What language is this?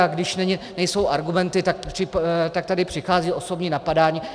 Czech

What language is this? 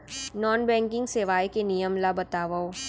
Chhattisgarhi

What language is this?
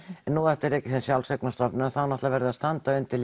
Icelandic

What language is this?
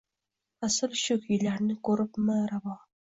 Uzbek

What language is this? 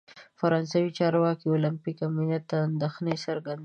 Pashto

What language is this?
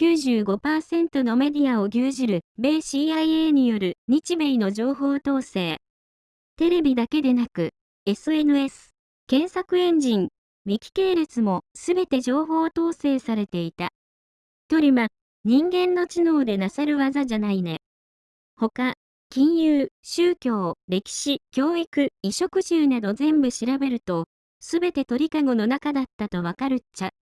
Japanese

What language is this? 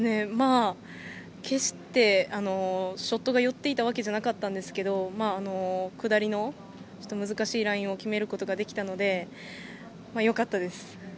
Japanese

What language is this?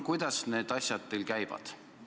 Estonian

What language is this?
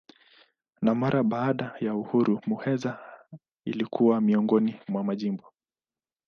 Swahili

